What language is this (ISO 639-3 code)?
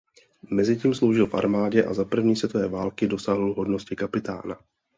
ces